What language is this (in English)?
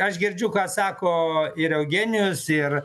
Lithuanian